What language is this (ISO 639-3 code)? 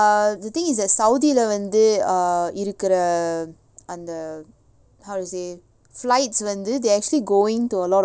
eng